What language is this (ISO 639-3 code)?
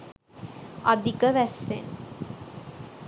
sin